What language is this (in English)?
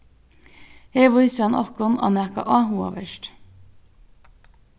Faroese